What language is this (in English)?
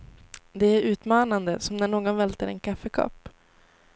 Swedish